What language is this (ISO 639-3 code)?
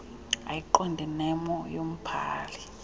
xho